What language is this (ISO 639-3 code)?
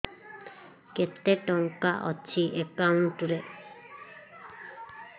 ori